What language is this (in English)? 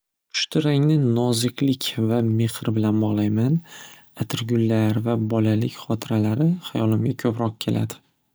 Uzbek